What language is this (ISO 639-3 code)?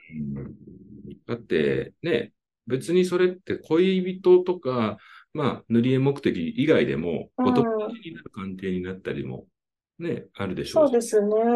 jpn